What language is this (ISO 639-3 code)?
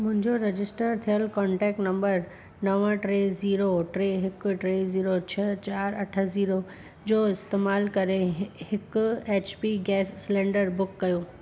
snd